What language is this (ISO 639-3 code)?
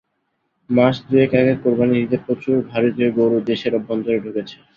ben